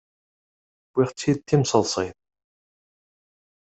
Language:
Kabyle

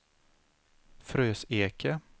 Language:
Swedish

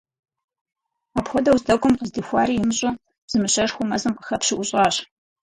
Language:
Kabardian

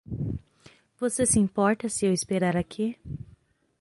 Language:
Portuguese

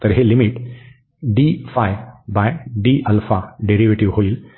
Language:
Marathi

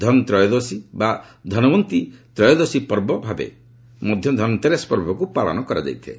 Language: Odia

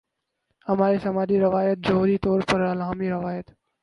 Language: Urdu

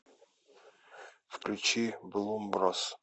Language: Russian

